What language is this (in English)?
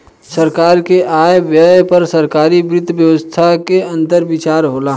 Bhojpuri